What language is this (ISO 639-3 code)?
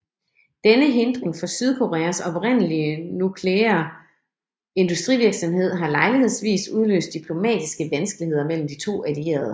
dan